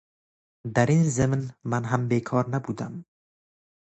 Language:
Persian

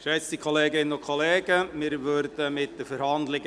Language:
Swiss German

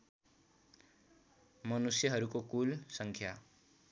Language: Nepali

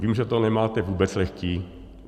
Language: Czech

